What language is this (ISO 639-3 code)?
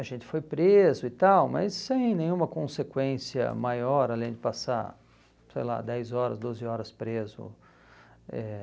por